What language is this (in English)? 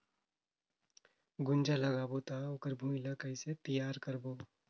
Chhattisgarhi